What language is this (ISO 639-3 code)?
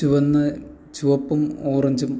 mal